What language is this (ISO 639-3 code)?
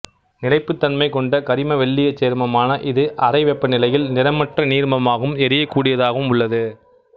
tam